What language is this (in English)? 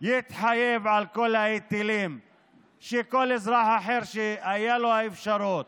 Hebrew